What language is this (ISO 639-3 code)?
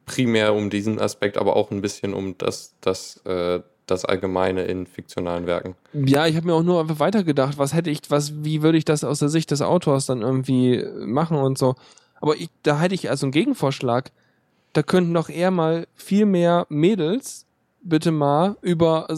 deu